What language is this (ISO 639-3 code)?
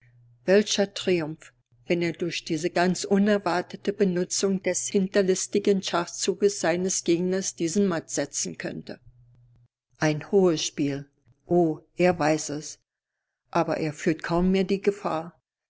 deu